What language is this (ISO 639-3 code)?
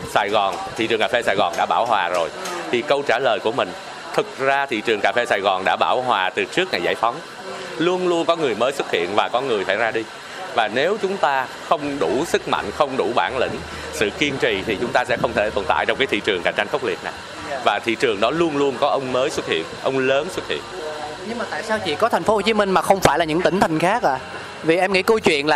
vie